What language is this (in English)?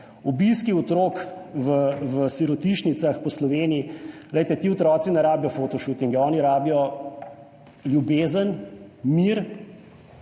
Slovenian